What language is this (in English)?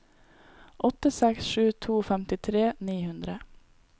Norwegian